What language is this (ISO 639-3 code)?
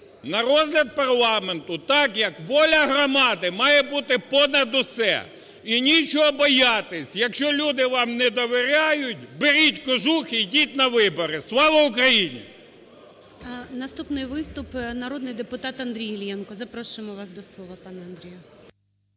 ukr